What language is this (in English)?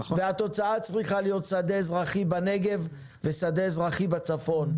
Hebrew